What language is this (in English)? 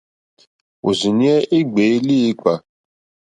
Mokpwe